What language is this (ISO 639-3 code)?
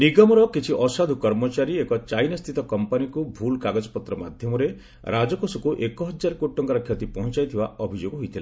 ori